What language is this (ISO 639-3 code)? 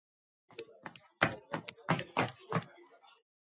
kat